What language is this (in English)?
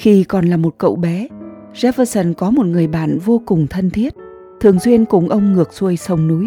Vietnamese